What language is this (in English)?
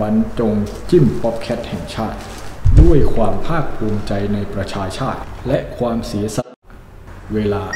Thai